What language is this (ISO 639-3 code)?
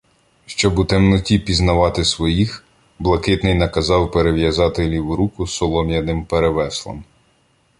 ukr